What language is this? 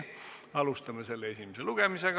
Estonian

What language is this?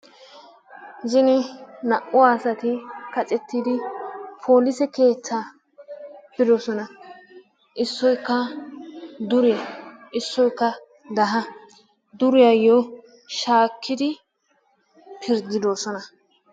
Wolaytta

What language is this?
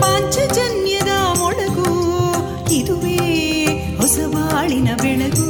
Kannada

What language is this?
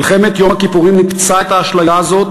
Hebrew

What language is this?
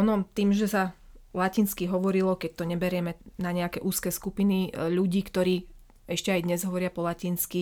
Slovak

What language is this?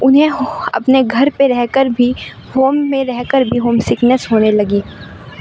Urdu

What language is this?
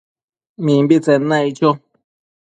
Matsés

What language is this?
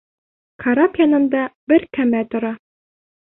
Bashkir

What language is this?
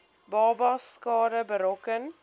Afrikaans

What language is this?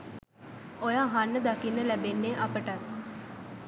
Sinhala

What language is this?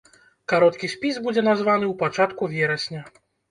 Belarusian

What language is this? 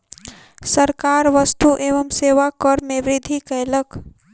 Maithili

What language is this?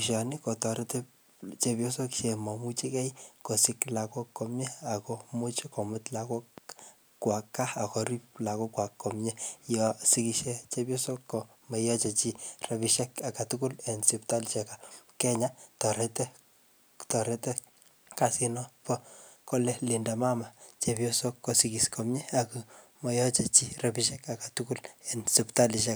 Kalenjin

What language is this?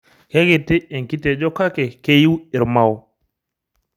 Masai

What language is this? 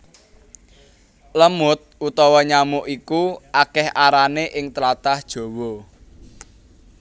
Javanese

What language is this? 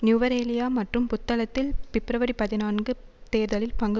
Tamil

